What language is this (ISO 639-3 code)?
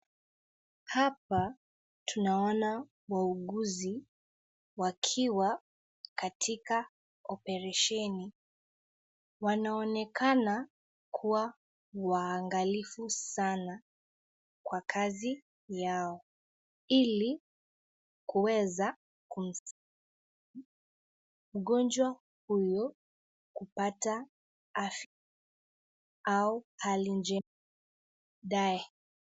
swa